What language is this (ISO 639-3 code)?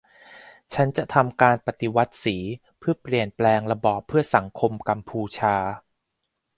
tha